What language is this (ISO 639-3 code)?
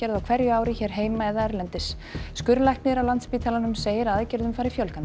isl